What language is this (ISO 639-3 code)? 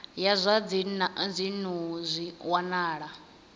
ven